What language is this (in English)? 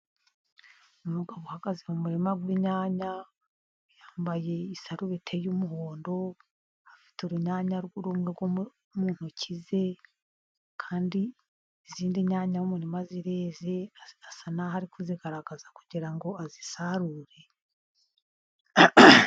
Kinyarwanda